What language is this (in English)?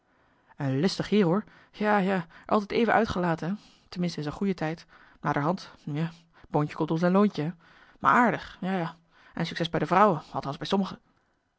Dutch